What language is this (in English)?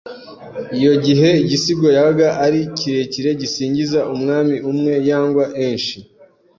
Kinyarwanda